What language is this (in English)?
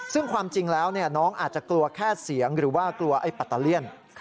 Thai